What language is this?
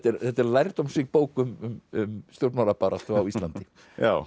Icelandic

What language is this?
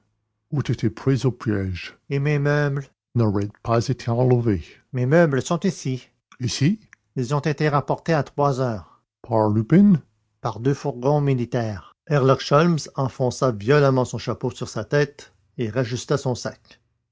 French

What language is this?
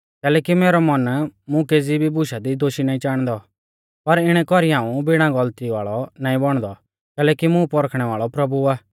Mahasu Pahari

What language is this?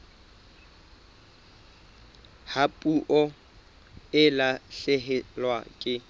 Southern Sotho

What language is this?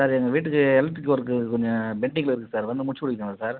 Tamil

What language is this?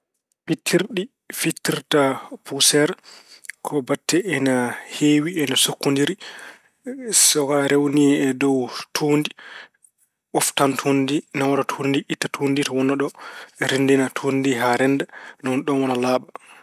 Fula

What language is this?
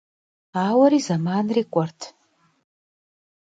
Kabardian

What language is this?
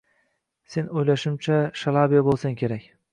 Uzbek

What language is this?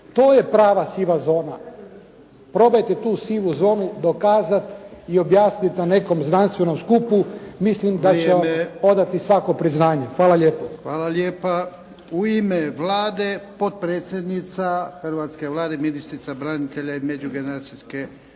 Croatian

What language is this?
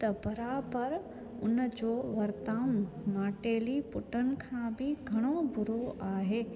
Sindhi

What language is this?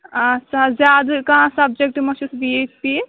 Kashmiri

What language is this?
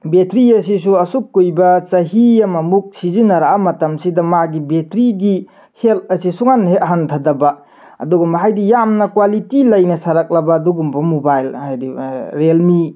Manipuri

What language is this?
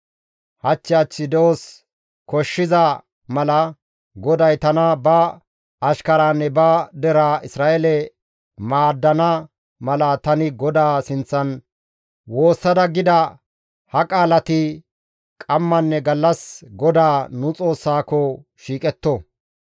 Gamo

